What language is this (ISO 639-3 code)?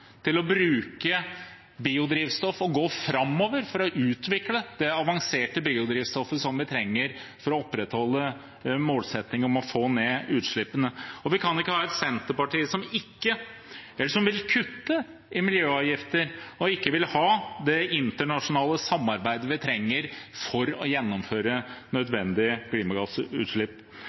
nob